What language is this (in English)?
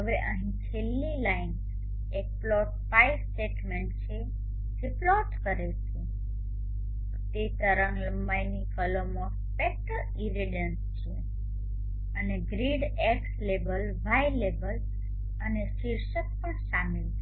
Gujarati